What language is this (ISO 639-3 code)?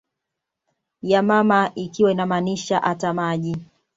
swa